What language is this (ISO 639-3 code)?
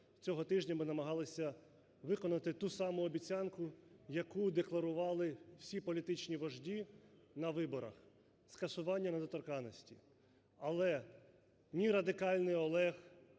ukr